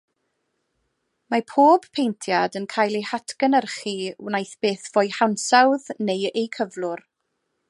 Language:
Welsh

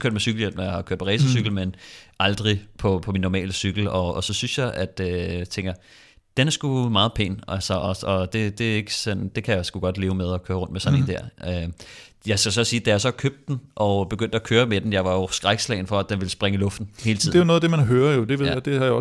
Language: Danish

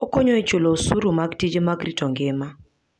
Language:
Luo (Kenya and Tanzania)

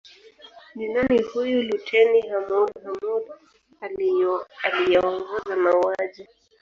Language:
Swahili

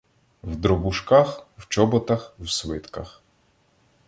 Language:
Ukrainian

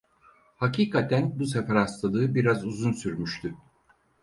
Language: Turkish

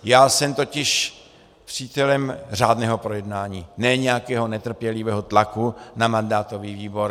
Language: Czech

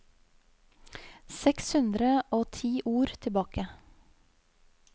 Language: Norwegian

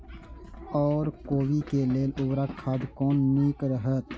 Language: Maithili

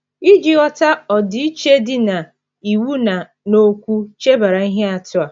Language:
Igbo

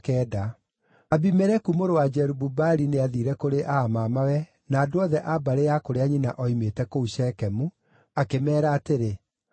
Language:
Kikuyu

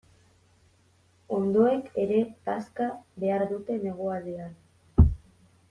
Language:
Basque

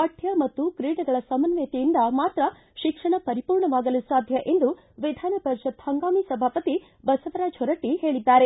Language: Kannada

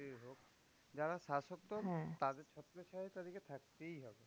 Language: Bangla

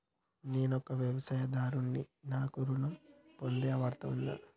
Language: Telugu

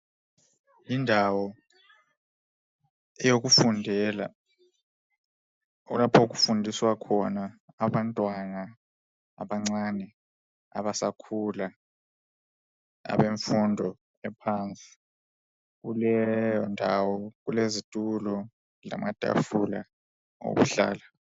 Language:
North Ndebele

